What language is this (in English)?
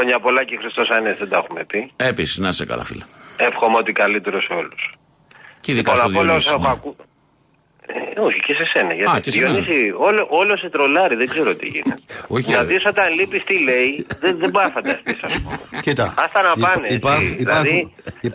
Greek